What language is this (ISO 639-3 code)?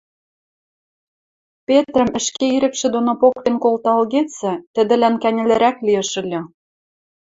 mrj